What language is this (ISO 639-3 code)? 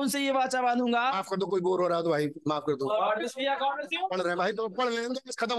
hin